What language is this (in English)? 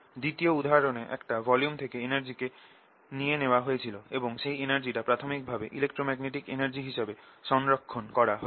Bangla